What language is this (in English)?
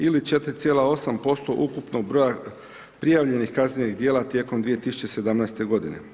Croatian